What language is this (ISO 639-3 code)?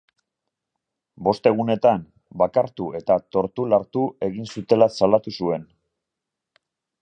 eus